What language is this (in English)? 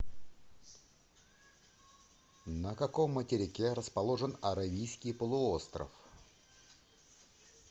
Russian